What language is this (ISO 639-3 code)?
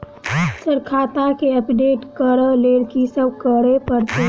mai